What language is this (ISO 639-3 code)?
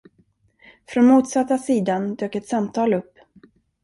swe